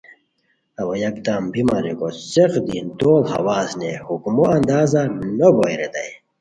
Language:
Khowar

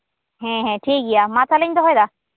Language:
Santali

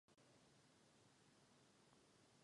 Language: Czech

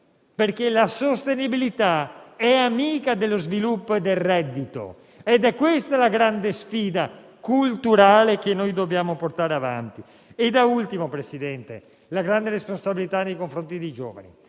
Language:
Italian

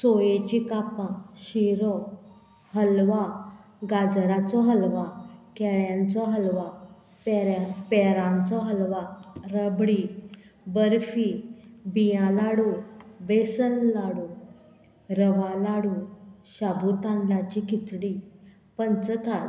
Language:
Konkani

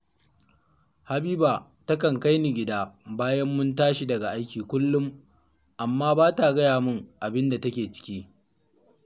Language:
Hausa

